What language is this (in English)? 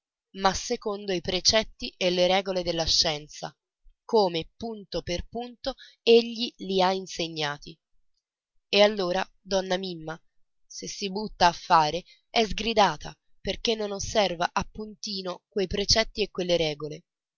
Italian